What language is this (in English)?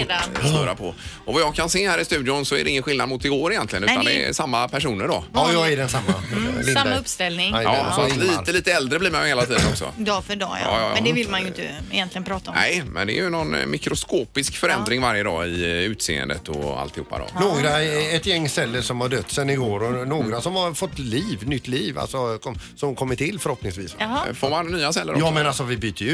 Swedish